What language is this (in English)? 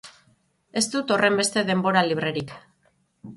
Basque